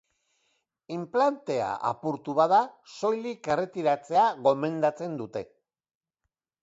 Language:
Basque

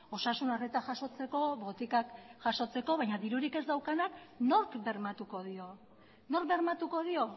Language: Basque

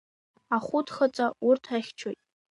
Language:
Abkhazian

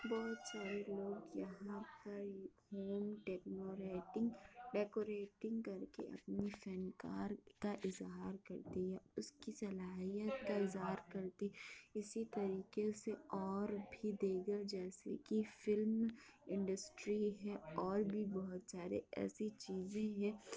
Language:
Urdu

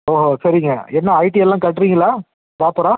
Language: Tamil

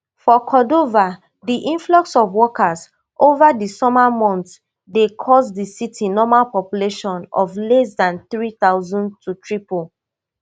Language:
Nigerian Pidgin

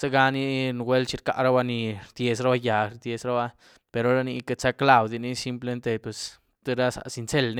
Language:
Güilá Zapotec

